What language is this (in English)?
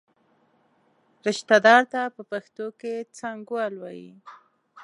Pashto